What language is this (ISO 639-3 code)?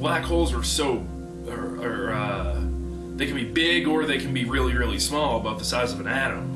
eng